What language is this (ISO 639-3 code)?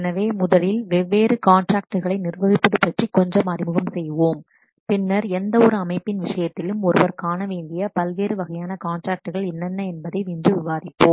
tam